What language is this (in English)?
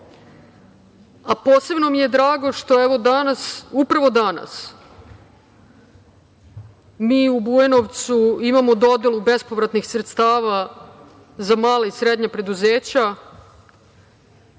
Serbian